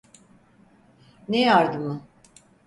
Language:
Turkish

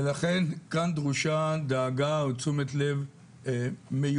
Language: Hebrew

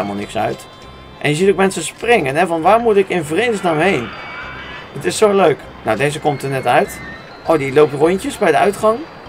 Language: Dutch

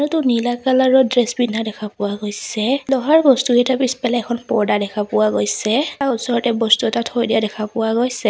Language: Assamese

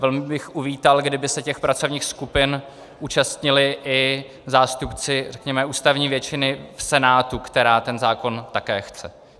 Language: Czech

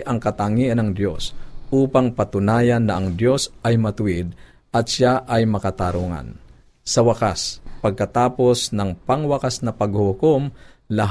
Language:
Filipino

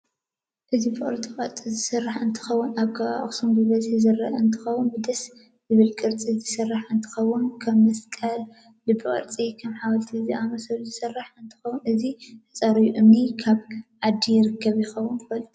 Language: Tigrinya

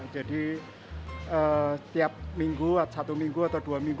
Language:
Indonesian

